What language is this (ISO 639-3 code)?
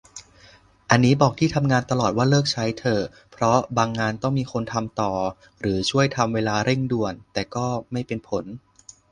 tha